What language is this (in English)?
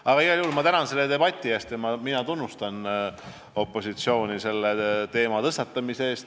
Estonian